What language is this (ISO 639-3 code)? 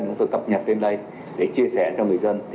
vie